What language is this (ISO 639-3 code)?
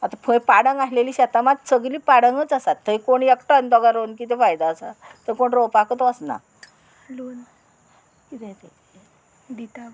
kok